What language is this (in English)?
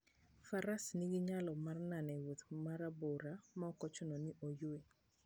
Luo (Kenya and Tanzania)